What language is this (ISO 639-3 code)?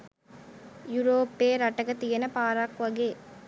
sin